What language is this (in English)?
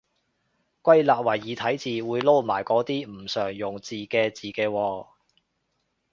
Cantonese